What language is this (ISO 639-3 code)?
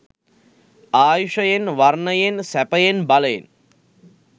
sin